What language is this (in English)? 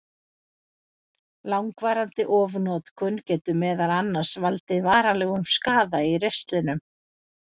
Icelandic